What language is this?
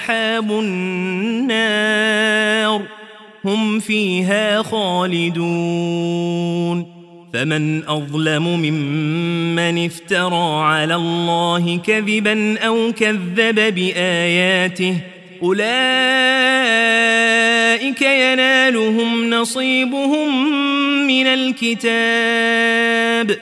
Arabic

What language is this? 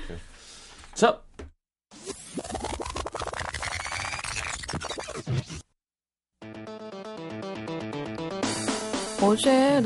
Korean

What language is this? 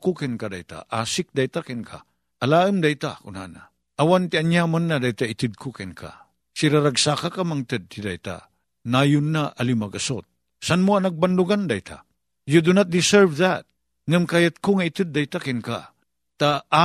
Filipino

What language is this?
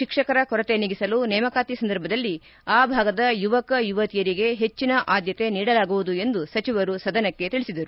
Kannada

